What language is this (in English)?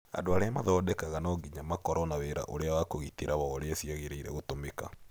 Kikuyu